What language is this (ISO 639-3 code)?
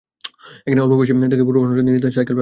ben